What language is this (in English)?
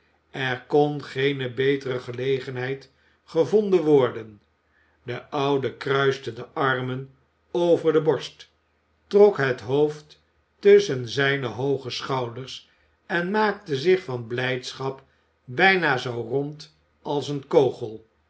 Dutch